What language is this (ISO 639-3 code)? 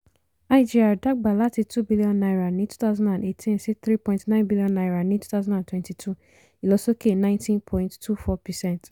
yor